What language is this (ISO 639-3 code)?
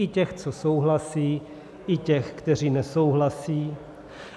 ces